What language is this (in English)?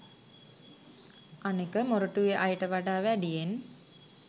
Sinhala